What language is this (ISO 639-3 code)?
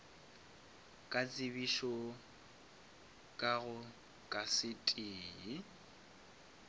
nso